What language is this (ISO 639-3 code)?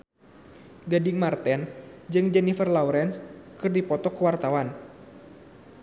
sun